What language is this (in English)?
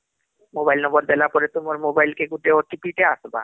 Odia